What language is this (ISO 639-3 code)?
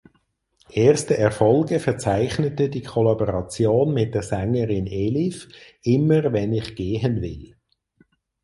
deu